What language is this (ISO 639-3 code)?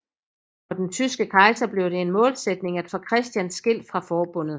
dan